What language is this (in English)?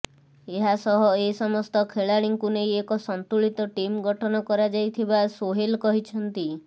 Odia